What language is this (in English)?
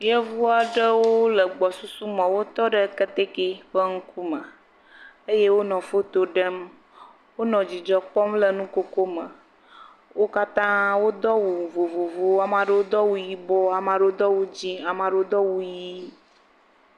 Ewe